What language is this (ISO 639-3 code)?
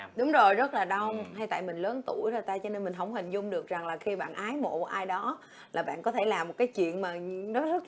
vie